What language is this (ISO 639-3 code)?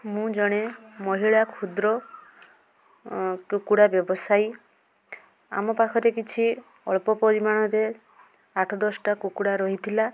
ori